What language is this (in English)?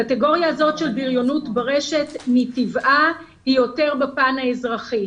Hebrew